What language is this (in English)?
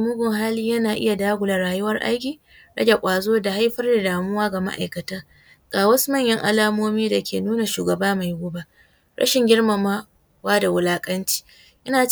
Hausa